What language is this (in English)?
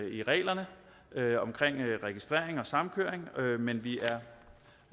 Danish